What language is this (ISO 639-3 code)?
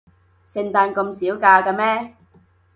yue